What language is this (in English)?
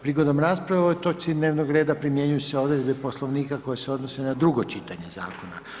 Croatian